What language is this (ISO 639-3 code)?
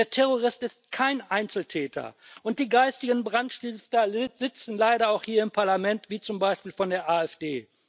deu